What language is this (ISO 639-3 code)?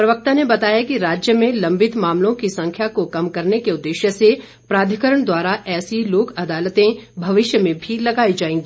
hin